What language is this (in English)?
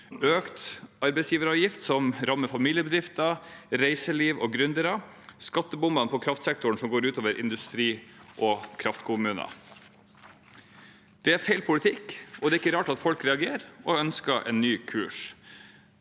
Norwegian